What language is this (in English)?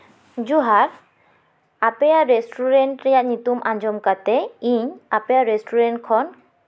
Santali